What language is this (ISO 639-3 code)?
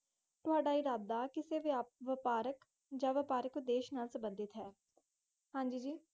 pan